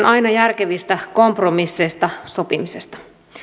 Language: Finnish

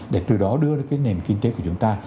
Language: Vietnamese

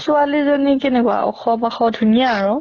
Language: Assamese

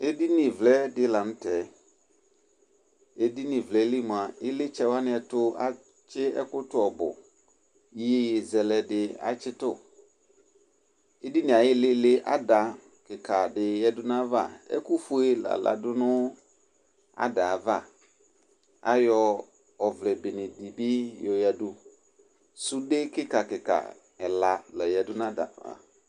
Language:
Ikposo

